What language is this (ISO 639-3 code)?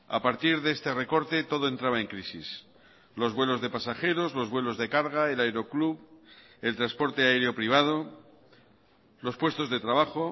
spa